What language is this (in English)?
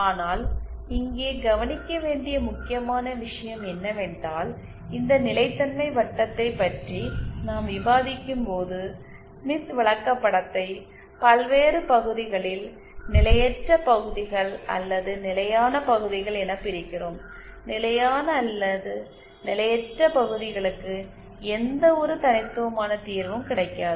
Tamil